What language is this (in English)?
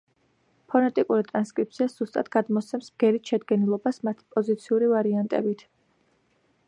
Georgian